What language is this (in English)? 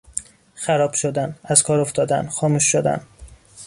Persian